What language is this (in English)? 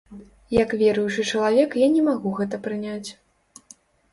Belarusian